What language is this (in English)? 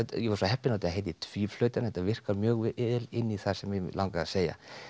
Icelandic